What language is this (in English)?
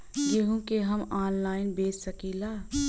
Bhojpuri